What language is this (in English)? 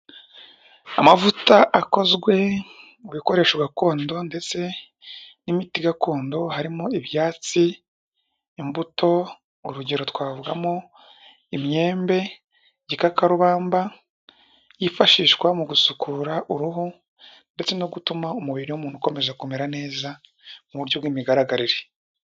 Kinyarwanda